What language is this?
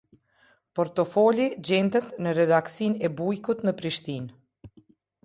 Albanian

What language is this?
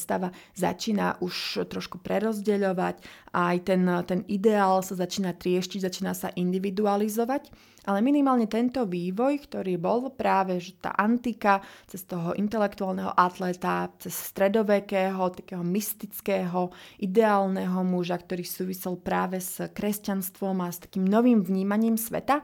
Slovak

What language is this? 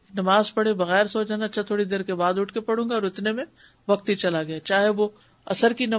Urdu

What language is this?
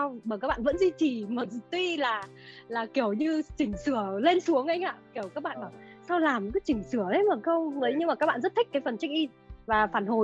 Vietnamese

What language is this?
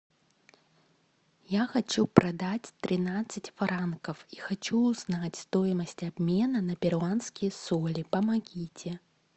Russian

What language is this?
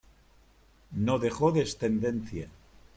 Spanish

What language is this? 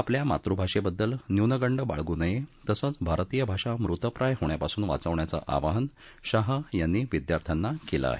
Marathi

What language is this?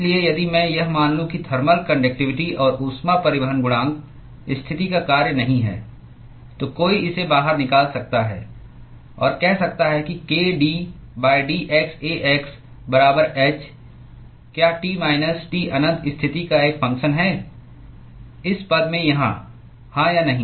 Hindi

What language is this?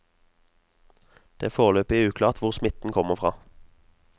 Norwegian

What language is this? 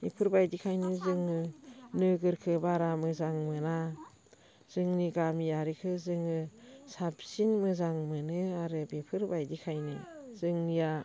Bodo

